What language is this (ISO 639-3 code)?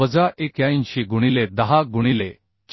mar